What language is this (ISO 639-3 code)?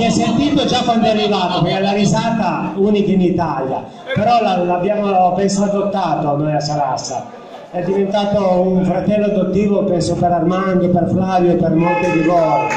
ita